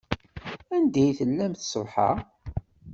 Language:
Kabyle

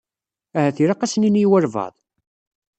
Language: Kabyle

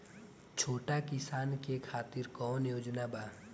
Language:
Bhojpuri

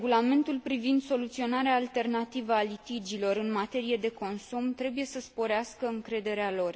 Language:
Romanian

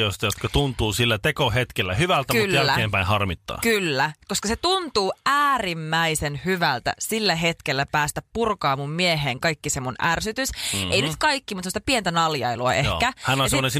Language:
Finnish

